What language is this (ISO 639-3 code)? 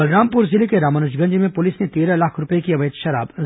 hin